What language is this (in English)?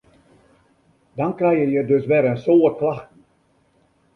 Western Frisian